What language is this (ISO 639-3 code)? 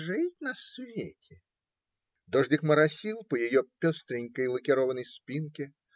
rus